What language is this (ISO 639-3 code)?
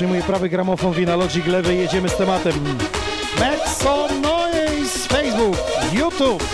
pol